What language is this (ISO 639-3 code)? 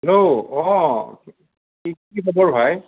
asm